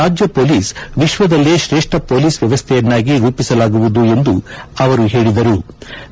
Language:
Kannada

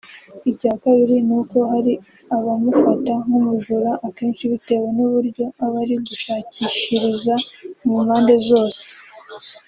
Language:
Kinyarwanda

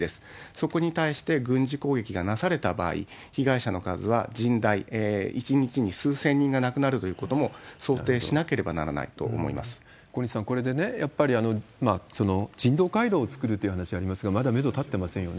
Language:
Japanese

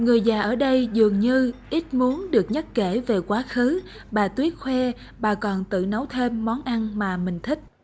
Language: Vietnamese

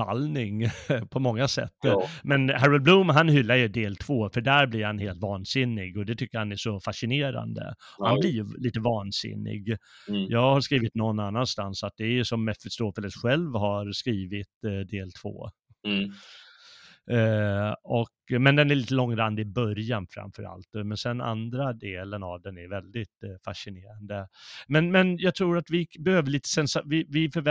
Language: Swedish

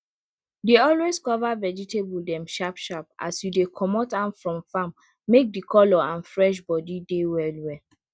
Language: Nigerian Pidgin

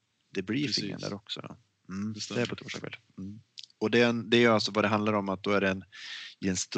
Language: Swedish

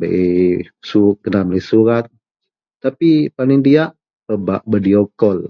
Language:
Central Melanau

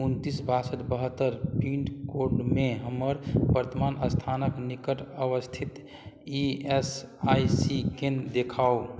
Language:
Maithili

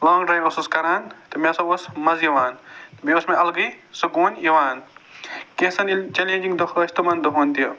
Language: Kashmiri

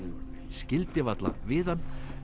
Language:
Icelandic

